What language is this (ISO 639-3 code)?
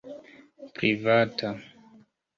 epo